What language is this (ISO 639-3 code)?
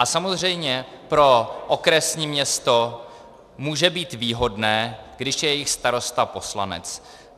ces